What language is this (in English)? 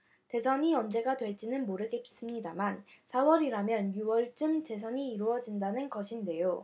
Korean